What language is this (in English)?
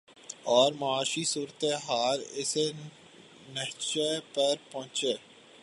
Urdu